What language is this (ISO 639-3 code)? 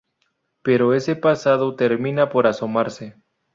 spa